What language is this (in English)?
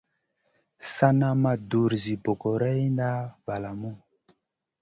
Masana